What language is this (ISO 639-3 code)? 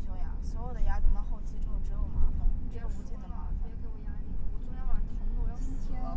zho